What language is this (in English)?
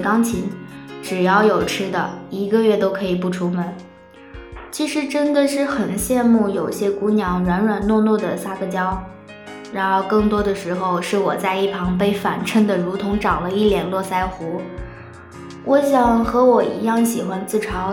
Chinese